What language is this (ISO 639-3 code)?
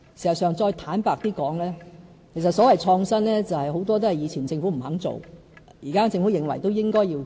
yue